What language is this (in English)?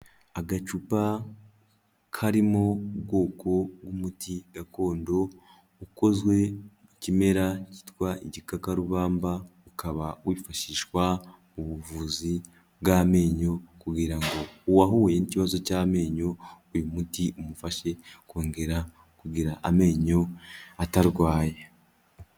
Kinyarwanda